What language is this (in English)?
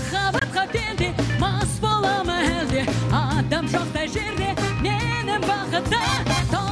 Dutch